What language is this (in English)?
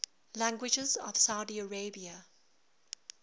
English